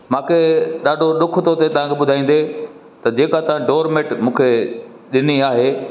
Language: Sindhi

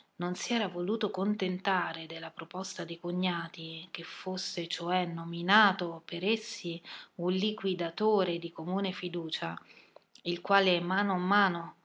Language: Italian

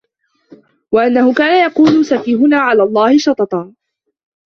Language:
Arabic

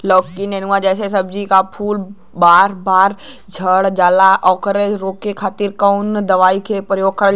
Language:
Bhojpuri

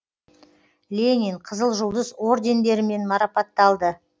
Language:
Kazakh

